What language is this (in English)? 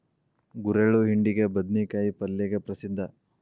Kannada